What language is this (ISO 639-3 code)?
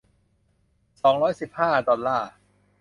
tha